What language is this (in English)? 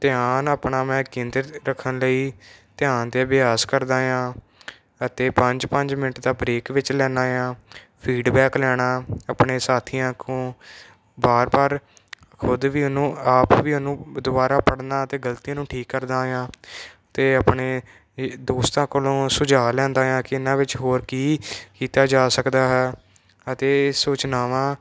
Punjabi